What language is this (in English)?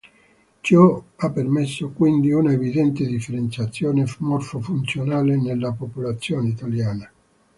Italian